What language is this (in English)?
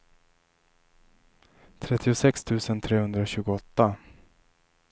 Swedish